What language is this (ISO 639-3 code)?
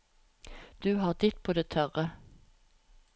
nor